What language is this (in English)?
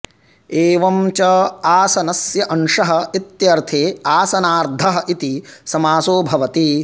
Sanskrit